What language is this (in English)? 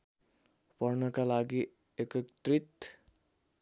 Nepali